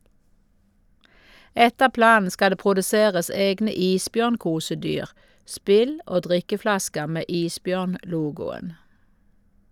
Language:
Norwegian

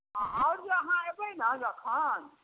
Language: Maithili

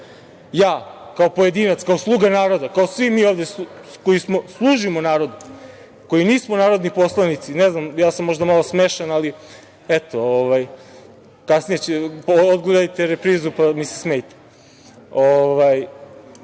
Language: Serbian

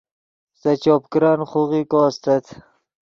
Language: Yidgha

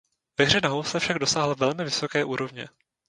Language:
Czech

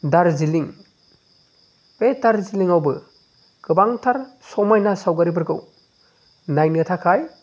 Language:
Bodo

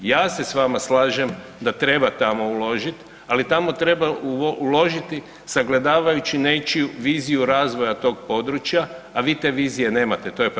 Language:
Croatian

